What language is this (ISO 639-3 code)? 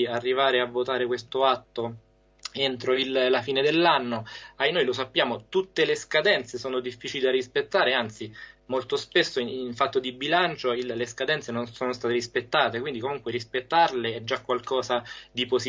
ita